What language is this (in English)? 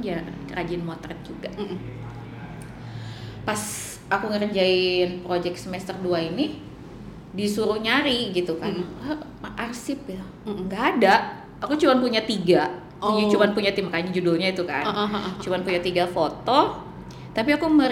Indonesian